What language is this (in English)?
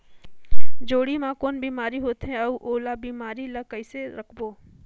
Chhattisgarhi